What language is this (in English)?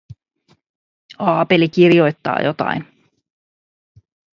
Finnish